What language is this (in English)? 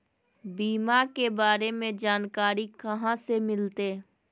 Magahi